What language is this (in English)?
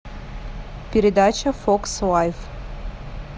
Russian